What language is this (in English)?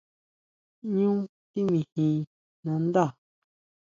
Huautla Mazatec